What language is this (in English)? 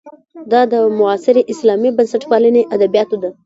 Pashto